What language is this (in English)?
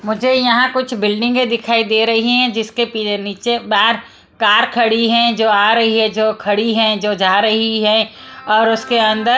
Hindi